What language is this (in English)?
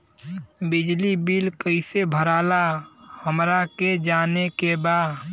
Bhojpuri